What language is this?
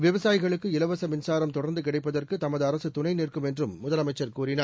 Tamil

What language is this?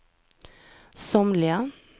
Swedish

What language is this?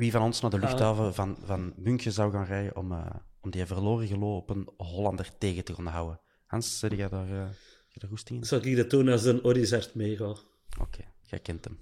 Dutch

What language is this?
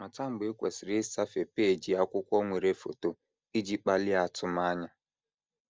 Igbo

